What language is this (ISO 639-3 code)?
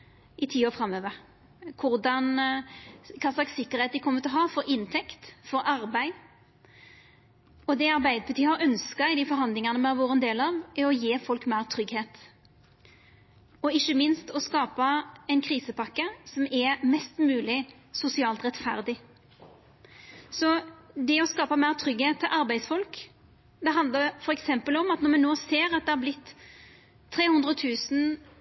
nno